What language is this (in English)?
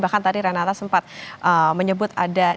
Indonesian